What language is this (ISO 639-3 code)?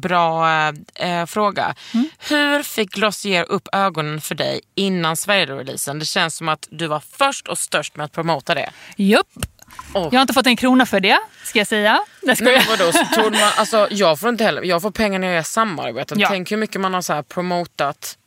swe